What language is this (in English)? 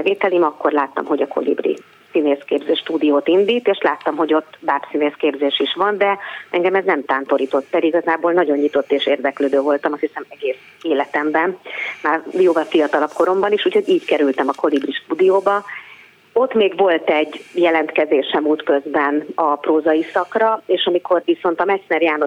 Hungarian